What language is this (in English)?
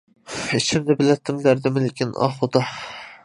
Uyghur